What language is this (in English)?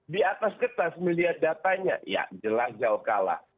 Indonesian